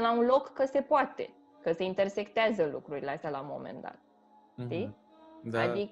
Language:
Romanian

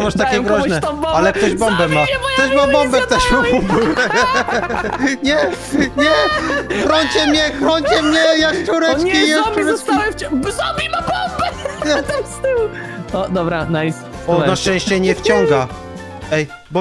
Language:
Polish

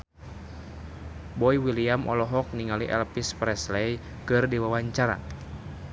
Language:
Sundanese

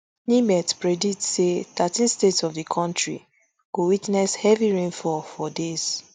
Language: Nigerian Pidgin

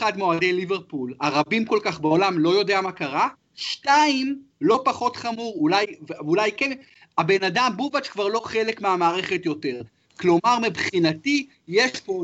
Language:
Hebrew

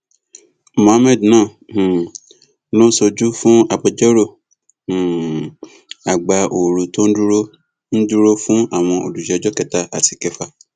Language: Yoruba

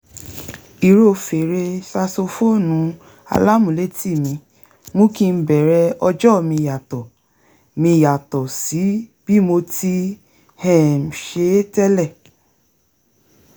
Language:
Yoruba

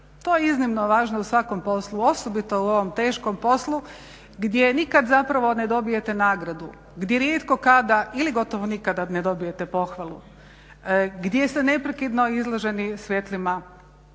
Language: Croatian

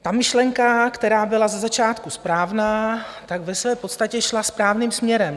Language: Czech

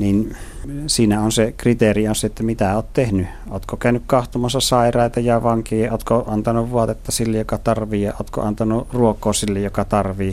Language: Finnish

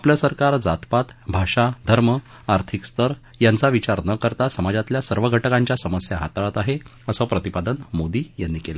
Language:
Marathi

